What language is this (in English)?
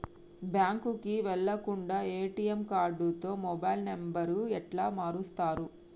Telugu